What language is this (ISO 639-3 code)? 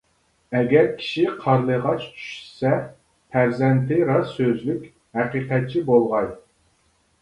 uig